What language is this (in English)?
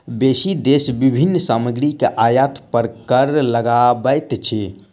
Maithili